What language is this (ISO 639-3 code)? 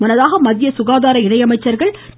tam